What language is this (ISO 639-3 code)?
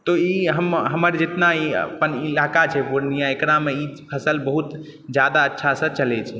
mai